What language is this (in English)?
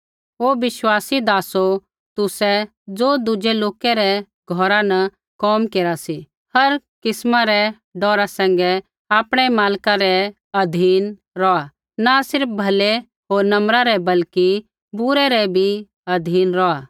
Kullu Pahari